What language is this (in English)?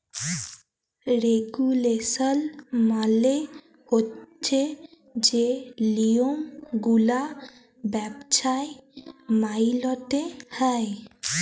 Bangla